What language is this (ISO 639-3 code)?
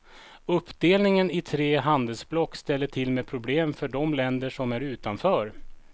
swe